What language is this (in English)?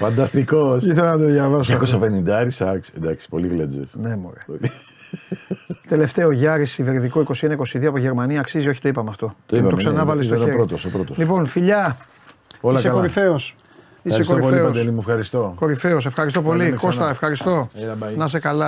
Greek